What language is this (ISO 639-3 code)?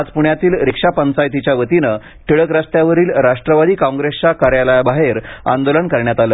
mar